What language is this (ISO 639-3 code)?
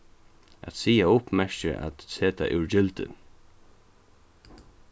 fao